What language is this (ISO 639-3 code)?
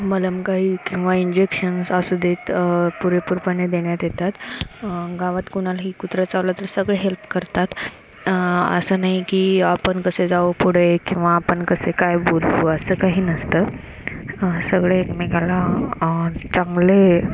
mar